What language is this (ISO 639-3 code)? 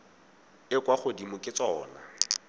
tsn